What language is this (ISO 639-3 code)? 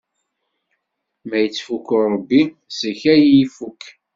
kab